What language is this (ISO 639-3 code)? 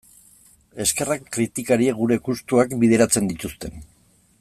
eus